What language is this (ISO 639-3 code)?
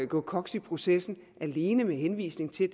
dan